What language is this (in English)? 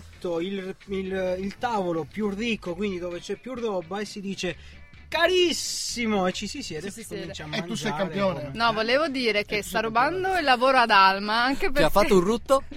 Italian